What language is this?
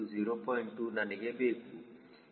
Kannada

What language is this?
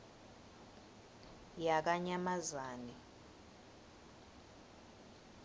Swati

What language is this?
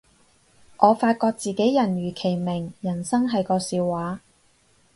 Cantonese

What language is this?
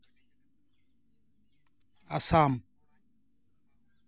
Santali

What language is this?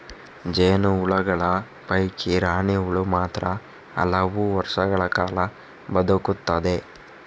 Kannada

